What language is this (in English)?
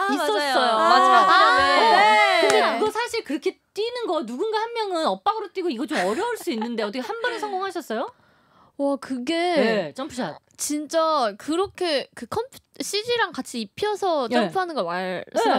Korean